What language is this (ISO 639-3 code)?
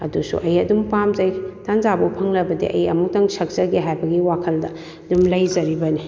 mni